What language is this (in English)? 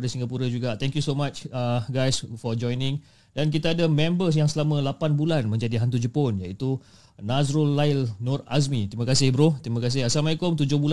Malay